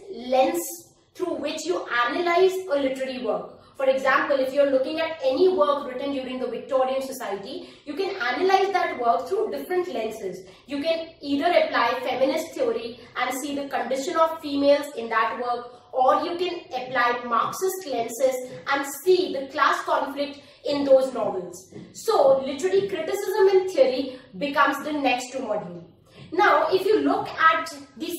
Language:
English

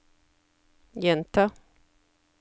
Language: Norwegian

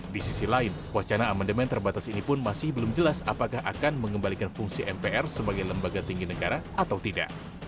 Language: Indonesian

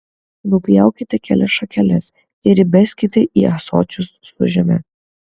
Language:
Lithuanian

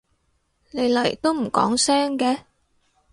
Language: Cantonese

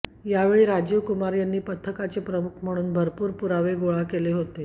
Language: Marathi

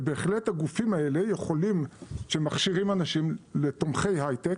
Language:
Hebrew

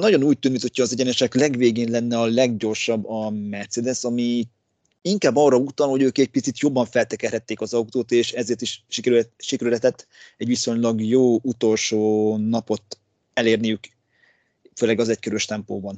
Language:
Hungarian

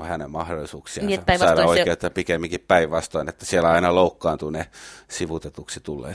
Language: Finnish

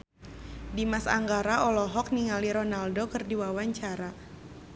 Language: Sundanese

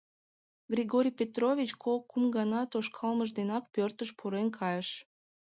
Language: Mari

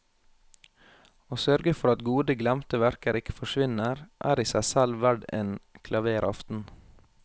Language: Norwegian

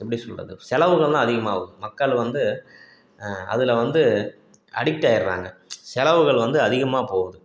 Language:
Tamil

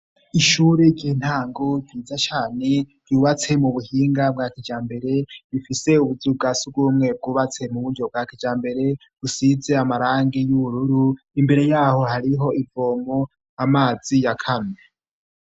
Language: Rundi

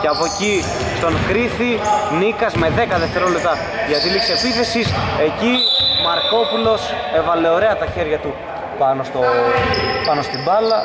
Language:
Greek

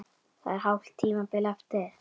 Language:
Icelandic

